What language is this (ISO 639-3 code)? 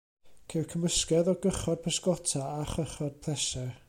cym